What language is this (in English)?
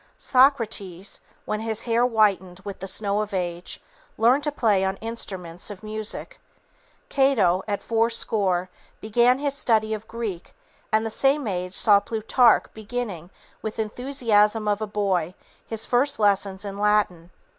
English